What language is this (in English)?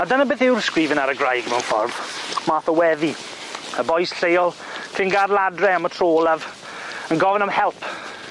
Welsh